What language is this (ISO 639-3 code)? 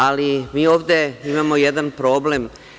srp